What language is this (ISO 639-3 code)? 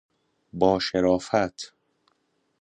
fas